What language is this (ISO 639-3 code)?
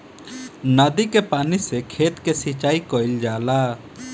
bho